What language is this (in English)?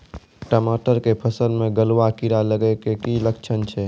Maithili